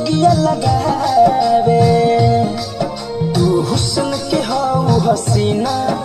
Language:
Indonesian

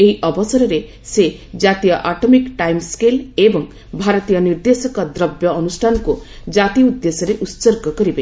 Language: Odia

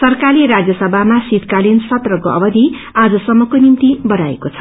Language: Nepali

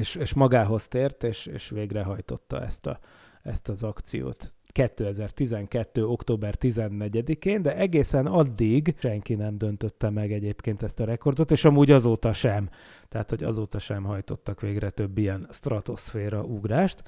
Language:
Hungarian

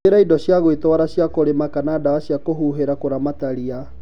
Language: Kikuyu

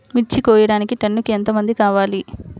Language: Telugu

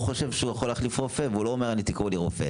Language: Hebrew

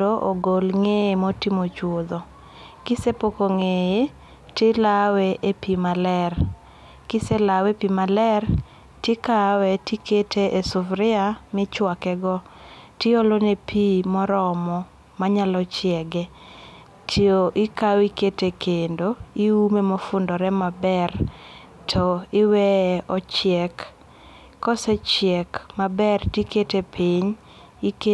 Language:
Luo (Kenya and Tanzania)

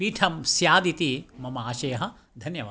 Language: Sanskrit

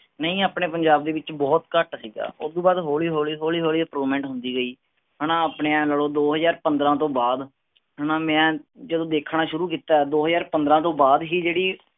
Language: Punjabi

